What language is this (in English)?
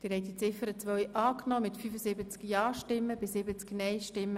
Swiss German